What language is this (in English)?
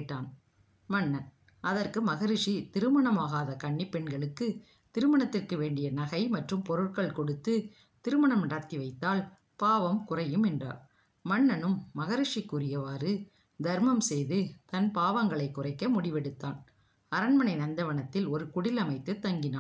Tamil